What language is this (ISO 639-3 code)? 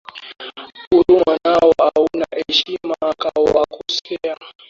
swa